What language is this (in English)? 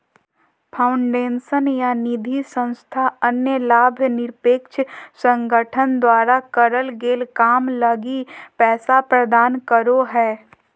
Magahi